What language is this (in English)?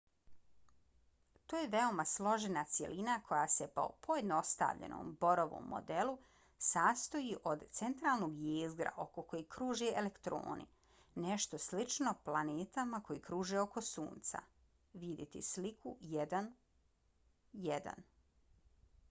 Bosnian